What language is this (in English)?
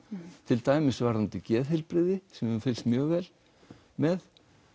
Icelandic